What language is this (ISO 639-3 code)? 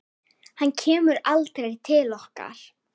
isl